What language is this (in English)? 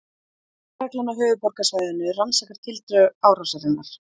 Icelandic